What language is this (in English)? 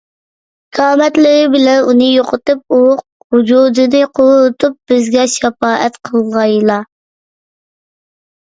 Uyghur